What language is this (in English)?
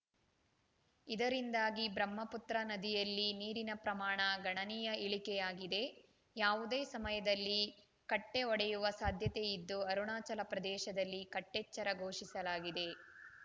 Kannada